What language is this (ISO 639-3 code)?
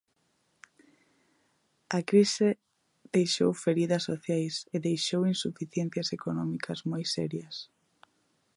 glg